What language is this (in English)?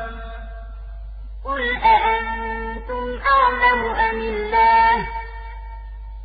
Arabic